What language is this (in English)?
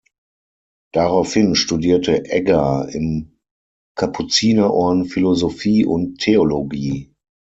German